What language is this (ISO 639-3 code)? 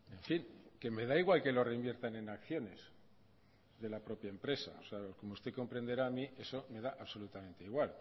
spa